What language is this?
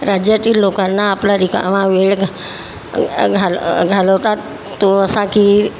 Marathi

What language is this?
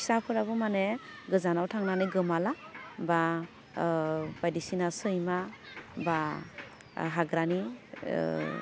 Bodo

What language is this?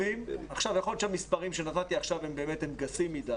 Hebrew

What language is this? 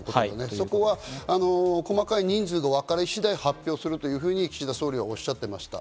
Japanese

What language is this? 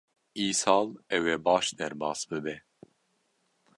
Kurdish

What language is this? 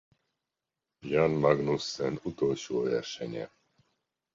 Hungarian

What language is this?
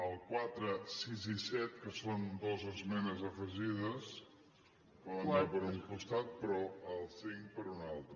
Catalan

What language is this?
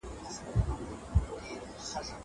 Pashto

